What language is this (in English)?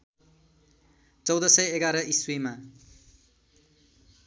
Nepali